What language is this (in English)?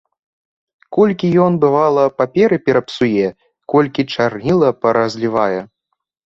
Belarusian